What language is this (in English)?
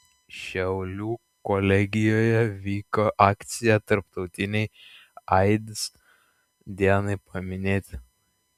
Lithuanian